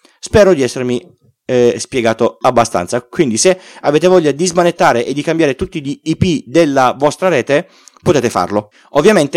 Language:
Italian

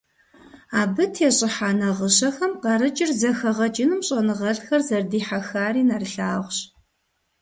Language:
Kabardian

